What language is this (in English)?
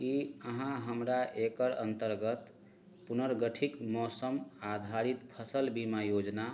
Maithili